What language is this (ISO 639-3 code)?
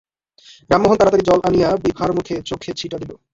ben